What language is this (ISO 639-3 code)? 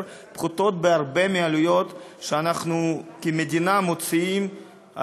heb